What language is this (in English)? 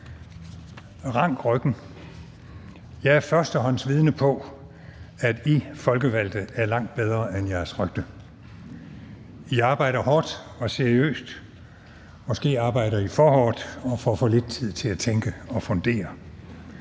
Danish